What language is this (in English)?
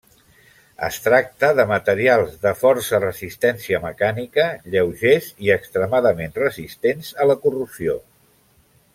Catalan